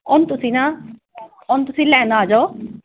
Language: Punjabi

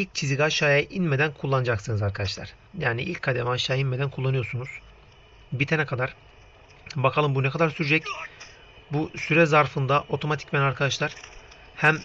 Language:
Turkish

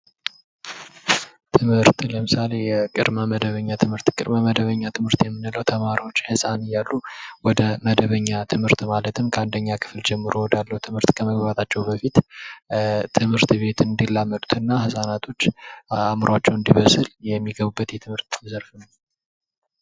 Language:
Amharic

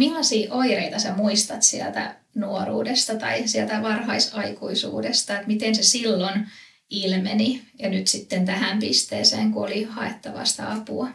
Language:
Finnish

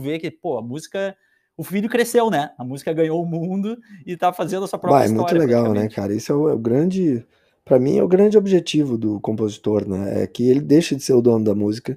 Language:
Portuguese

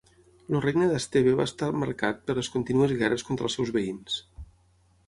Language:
Catalan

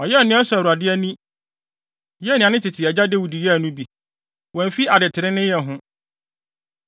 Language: Akan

